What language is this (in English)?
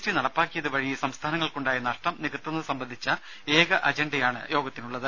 Malayalam